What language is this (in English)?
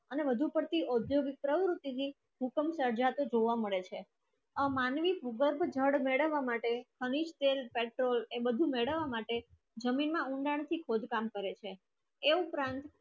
Gujarati